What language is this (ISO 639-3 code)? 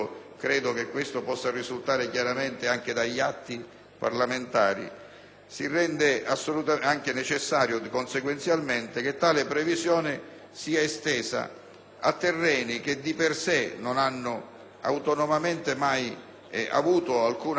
ita